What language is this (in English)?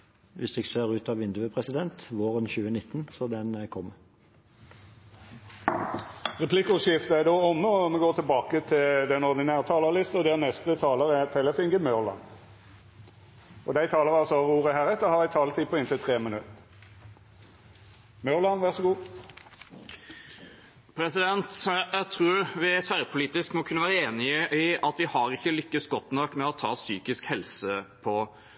Norwegian